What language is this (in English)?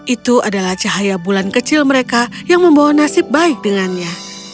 Indonesian